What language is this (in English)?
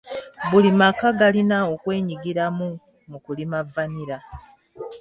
Ganda